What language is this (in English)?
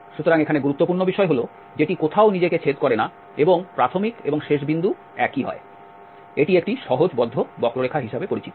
Bangla